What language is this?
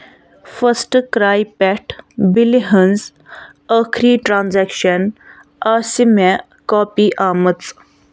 Kashmiri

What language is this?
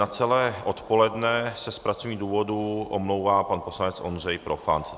Czech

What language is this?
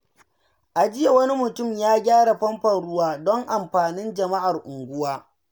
Hausa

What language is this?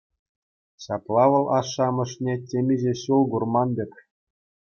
Chuvash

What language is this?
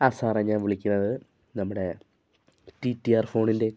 Malayalam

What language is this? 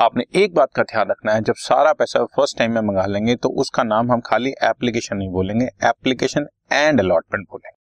Hindi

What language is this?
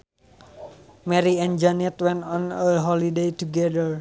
Sundanese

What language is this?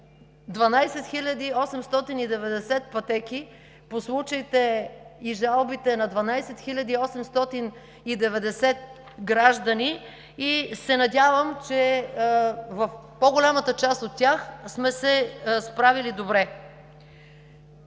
Bulgarian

